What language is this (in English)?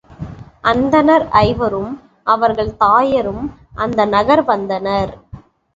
Tamil